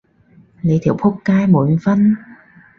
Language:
Cantonese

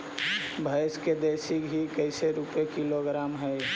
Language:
Magahi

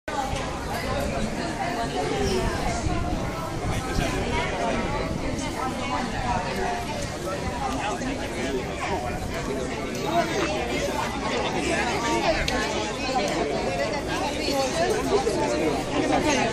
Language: Hungarian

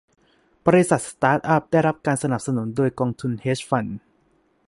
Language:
Thai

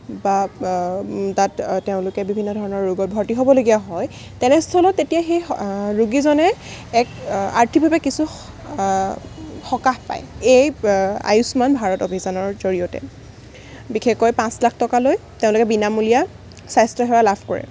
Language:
Assamese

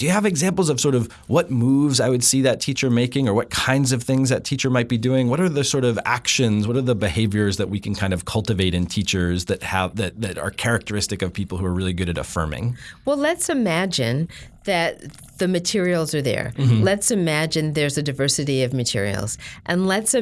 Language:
English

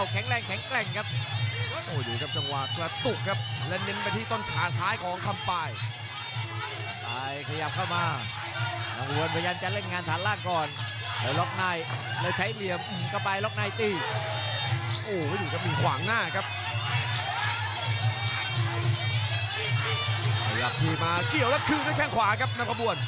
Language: Thai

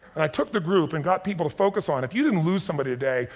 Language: English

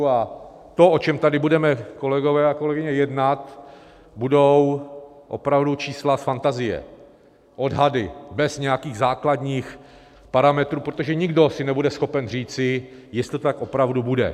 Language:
Czech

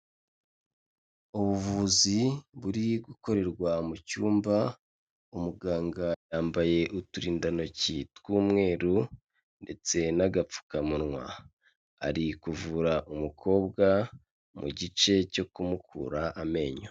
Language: Kinyarwanda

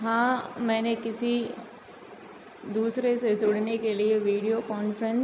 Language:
Hindi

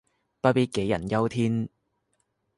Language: Cantonese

